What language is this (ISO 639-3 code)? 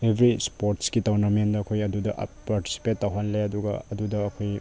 mni